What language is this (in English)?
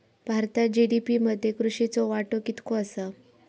Marathi